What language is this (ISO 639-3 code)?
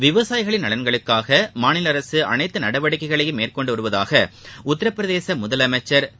tam